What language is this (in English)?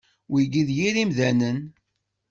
Kabyle